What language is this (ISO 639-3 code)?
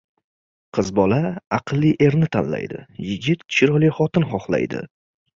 uzb